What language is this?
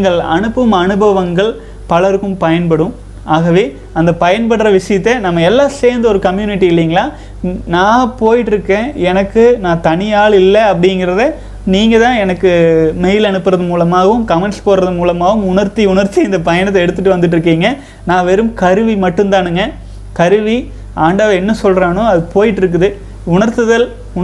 Tamil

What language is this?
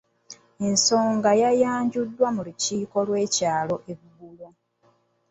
Ganda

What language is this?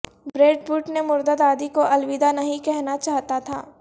Urdu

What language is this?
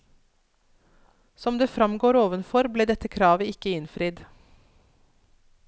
Norwegian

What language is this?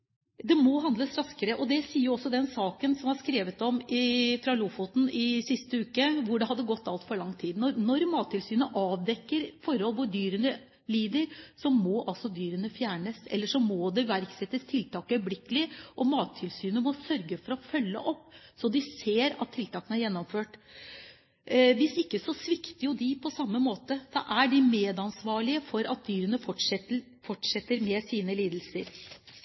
Norwegian Bokmål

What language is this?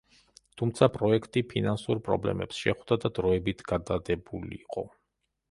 Georgian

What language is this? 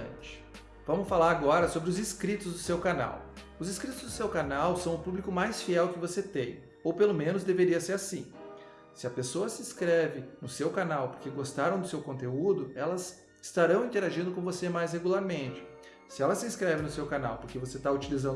Portuguese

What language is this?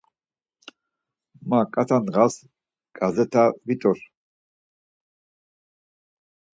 Laz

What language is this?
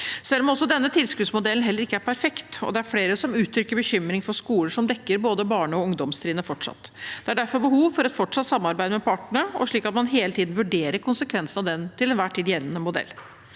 Norwegian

